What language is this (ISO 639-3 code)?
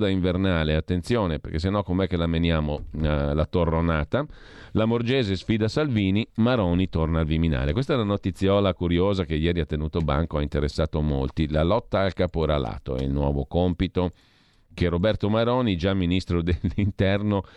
ita